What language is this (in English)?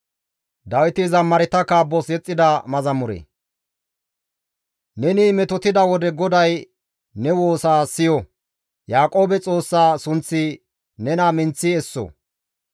Gamo